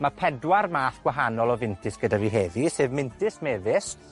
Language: Welsh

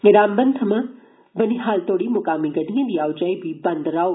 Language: Dogri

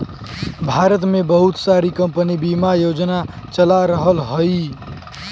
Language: Bhojpuri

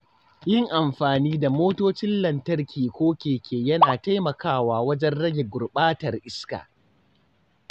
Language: Hausa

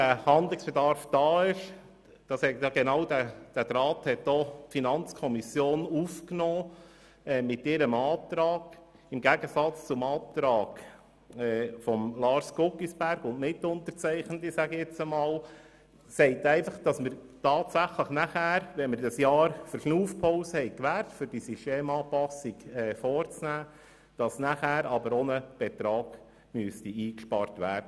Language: Swiss German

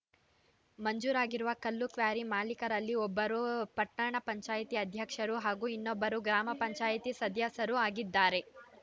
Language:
Kannada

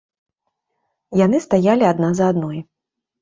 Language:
Belarusian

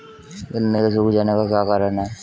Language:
Hindi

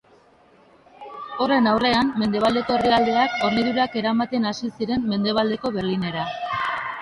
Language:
Basque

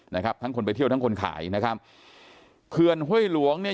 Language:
Thai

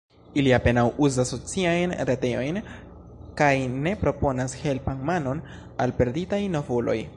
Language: Esperanto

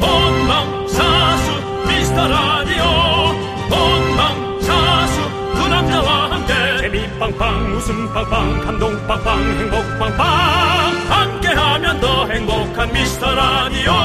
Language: Korean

